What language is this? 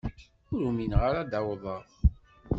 Kabyle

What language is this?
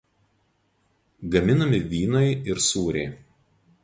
Lithuanian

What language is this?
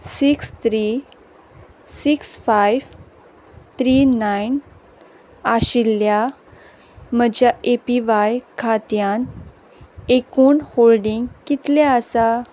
Konkani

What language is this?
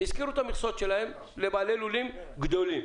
Hebrew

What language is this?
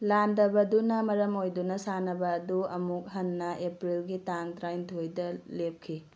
Manipuri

